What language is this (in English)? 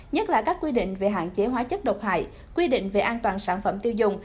Vietnamese